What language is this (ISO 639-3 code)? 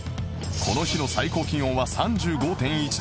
jpn